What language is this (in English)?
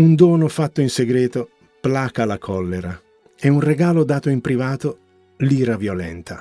Italian